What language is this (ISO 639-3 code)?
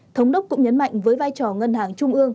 vie